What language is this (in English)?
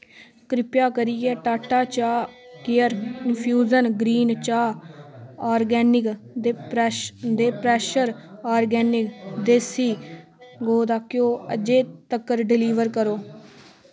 Dogri